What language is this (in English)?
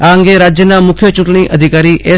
Gujarati